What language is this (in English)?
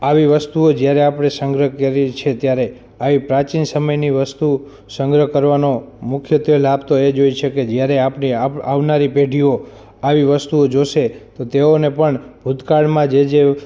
Gujarati